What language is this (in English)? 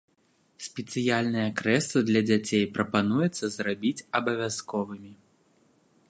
Belarusian